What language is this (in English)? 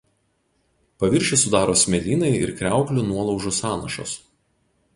Lithuanian